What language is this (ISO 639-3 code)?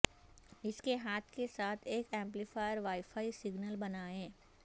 urd